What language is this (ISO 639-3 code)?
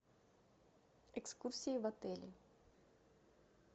rus